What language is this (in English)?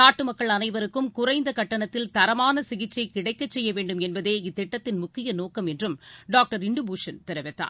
Tamil